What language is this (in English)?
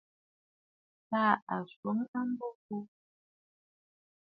Bafut